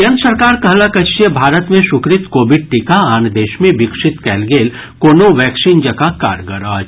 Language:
Maithili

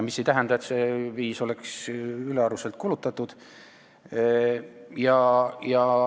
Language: Estonian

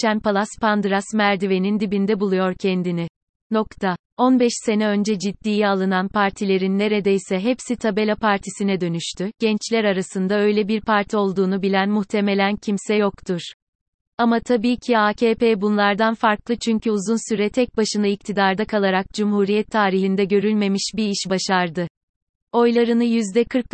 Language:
Turkish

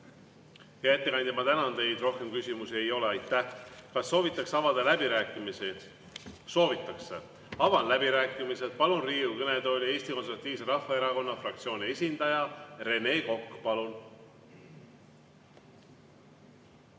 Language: Estonian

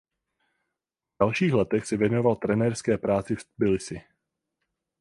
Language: Czech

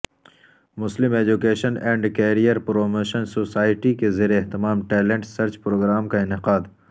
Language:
Urdu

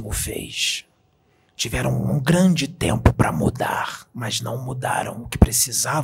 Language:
Portuguese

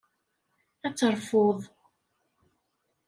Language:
Kabyle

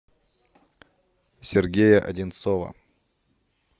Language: Russian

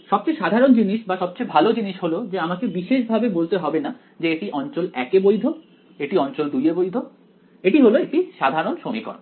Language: Bangla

